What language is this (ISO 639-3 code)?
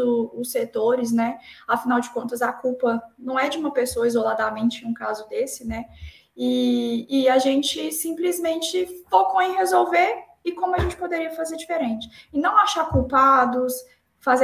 por